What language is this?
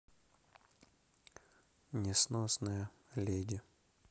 Russian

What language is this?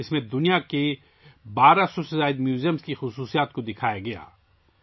Urdu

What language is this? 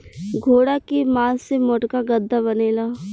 Bhojpuri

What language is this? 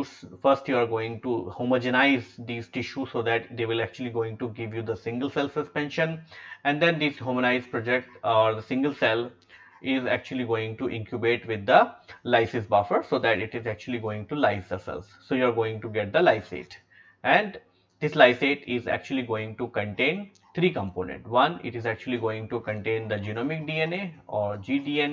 English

